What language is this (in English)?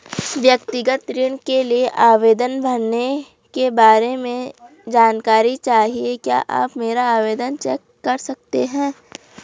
Hindi